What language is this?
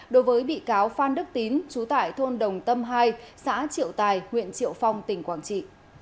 Vietnamese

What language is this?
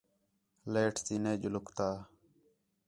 Khetrani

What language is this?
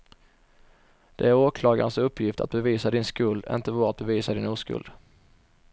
Swedish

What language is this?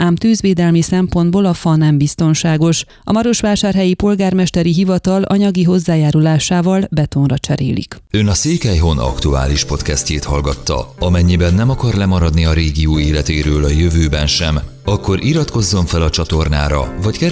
Hungarian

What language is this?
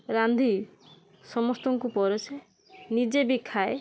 Odia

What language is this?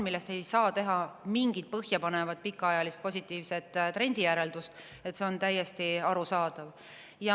Estonian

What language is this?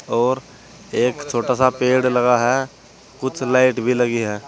Hindi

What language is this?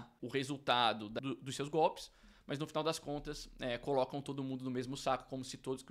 Portuguese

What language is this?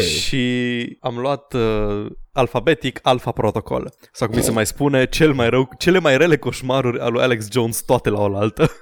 Romanian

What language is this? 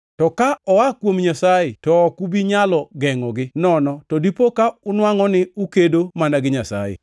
Luo (Kenya and Tanzania)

